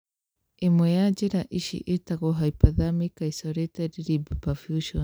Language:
Kikuyu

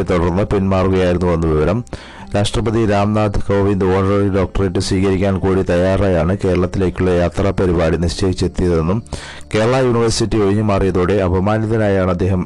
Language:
Malayalam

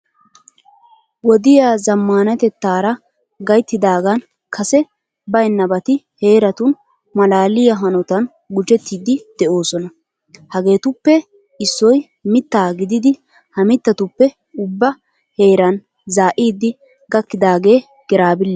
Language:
Wolaytta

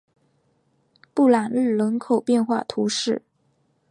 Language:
Chinese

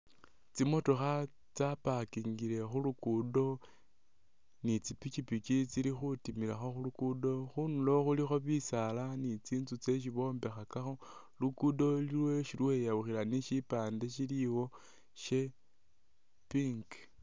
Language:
Masaaba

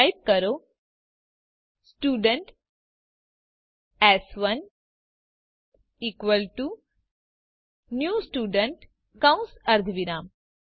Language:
Gujarati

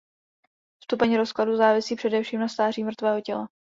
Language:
Czech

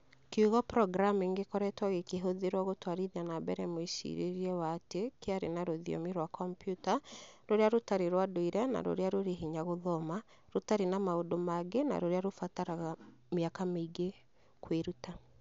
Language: Kikuyu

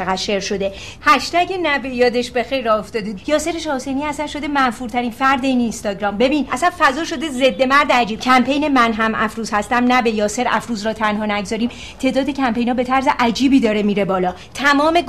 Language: Persian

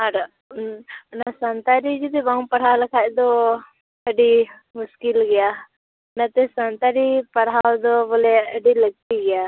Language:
Santali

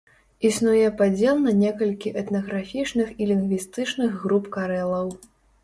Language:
Belarusian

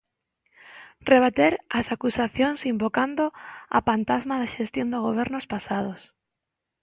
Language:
Galician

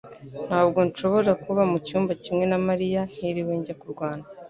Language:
Kinyarwanda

